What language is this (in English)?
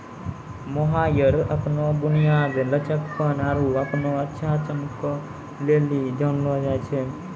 Maithili